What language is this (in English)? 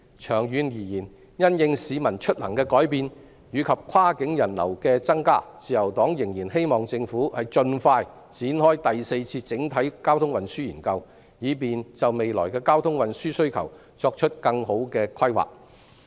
Cantonese